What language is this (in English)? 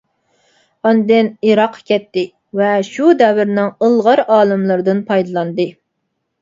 Uyghur